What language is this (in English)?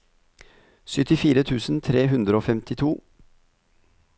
Norwegian